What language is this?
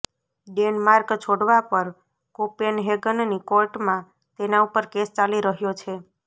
Gujarati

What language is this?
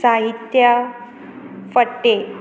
Konkani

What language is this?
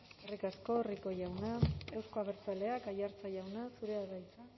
Basque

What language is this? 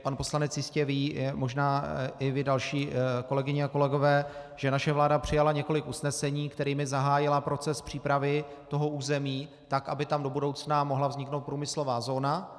Czech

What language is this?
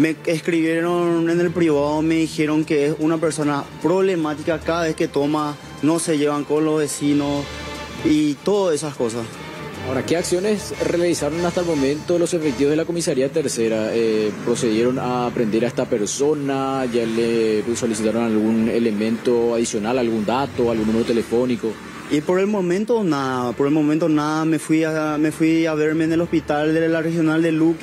Spanish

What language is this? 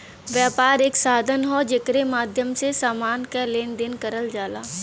Bhojpuri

